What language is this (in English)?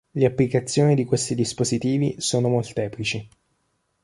Italian